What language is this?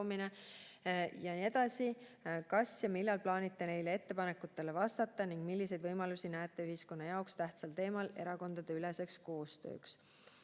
Estonian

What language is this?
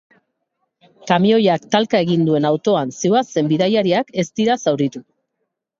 Basque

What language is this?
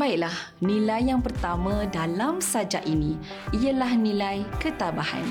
Malay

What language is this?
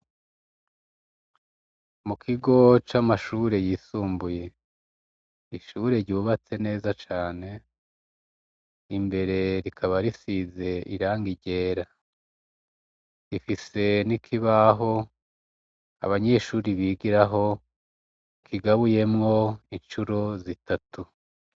Rundi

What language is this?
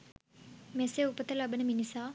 Sinhala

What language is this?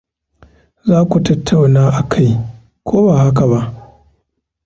Hausa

